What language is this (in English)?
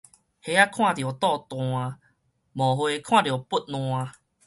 Min Nan Chinese